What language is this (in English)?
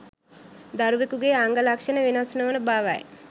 Sinhala